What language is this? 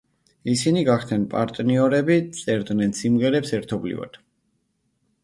Georgian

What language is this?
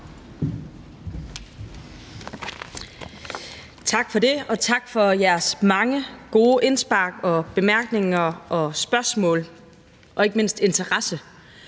Danish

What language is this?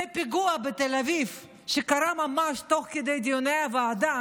Hebrew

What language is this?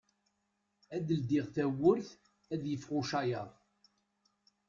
Kabyle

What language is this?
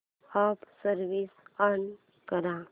Marathi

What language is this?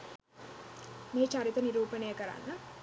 Sinhala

